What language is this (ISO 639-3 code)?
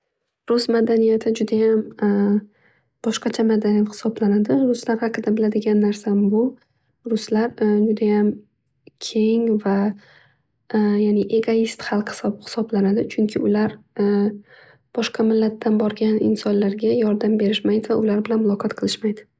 uzb